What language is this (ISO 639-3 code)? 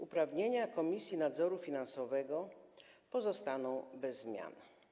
pol